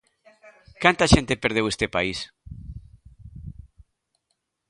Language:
Galician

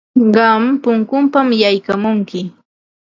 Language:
Ambo-Pasco Quechua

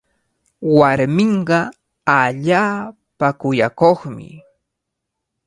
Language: Cajatambo North Lima Quechua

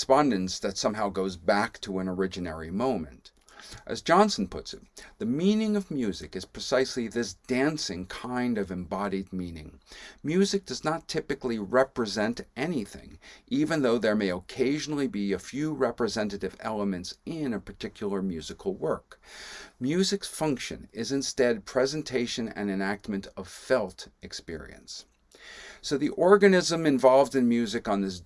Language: English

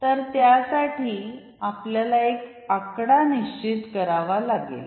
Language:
Marathi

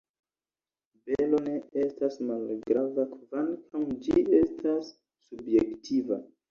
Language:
Esperanto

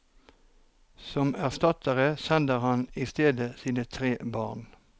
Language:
Norwegian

